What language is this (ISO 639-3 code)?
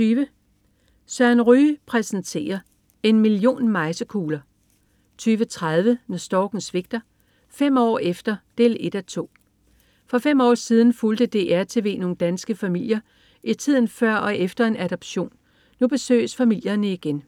dan